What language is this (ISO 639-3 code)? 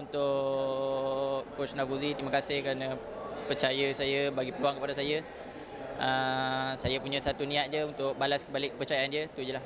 msa